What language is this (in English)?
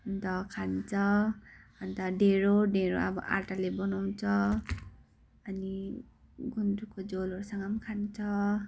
Nepali